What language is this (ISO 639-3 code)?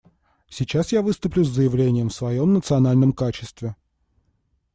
rus